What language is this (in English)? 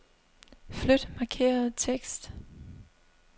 Danish